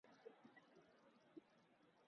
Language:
Urdu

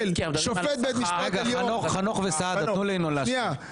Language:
Hebrew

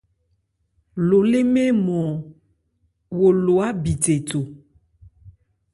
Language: Ebrié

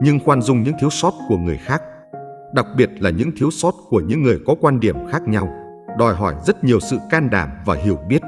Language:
Vietnamese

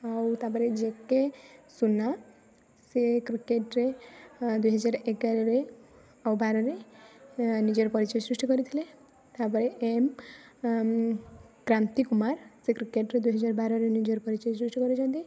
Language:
Odia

